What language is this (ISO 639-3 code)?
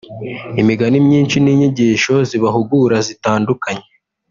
kin